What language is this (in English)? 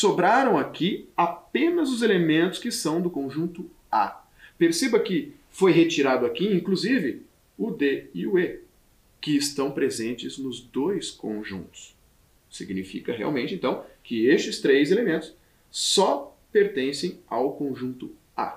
Portuguese